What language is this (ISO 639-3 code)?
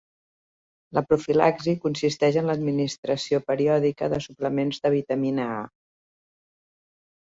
cat